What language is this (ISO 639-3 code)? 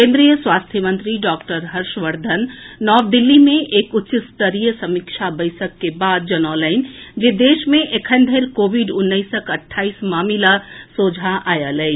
mai